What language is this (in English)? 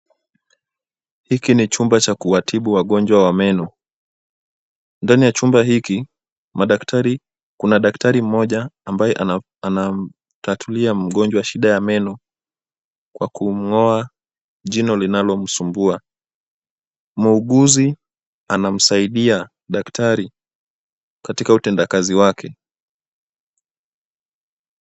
Swahili